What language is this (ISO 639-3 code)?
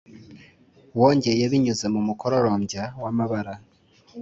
kin